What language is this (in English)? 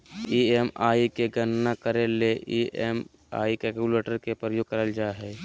Magahi